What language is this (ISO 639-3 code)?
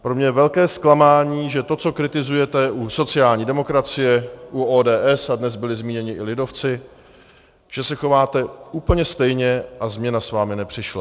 ces